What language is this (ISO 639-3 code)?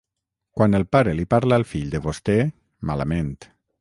cat